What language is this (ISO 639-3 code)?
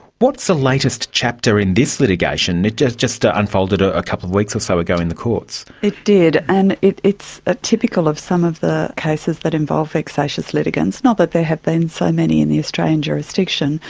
eng